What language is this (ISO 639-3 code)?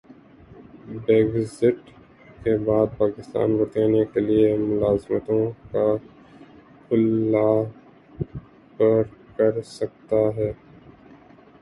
urd